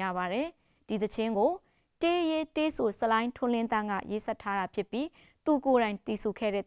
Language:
Korean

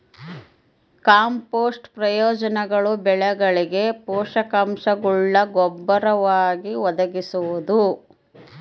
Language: Kannada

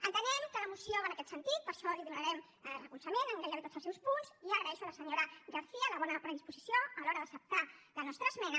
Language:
Catalan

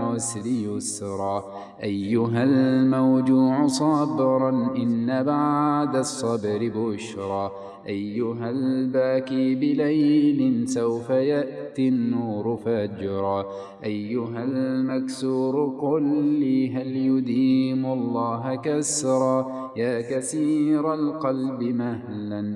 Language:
Arabic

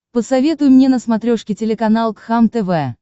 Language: Russian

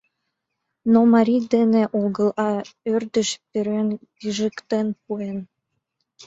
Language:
Mari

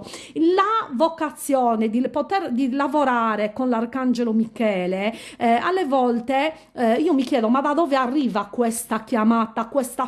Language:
Italian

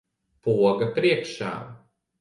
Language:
Latvian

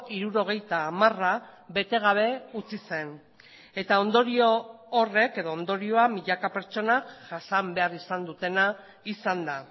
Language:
Basque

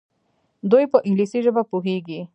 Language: Pashto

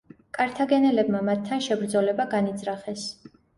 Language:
Georgian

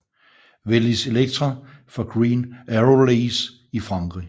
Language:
Danish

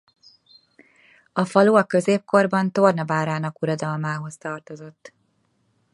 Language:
Hungarian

